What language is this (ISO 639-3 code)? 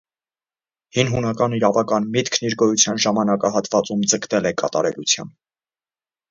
hye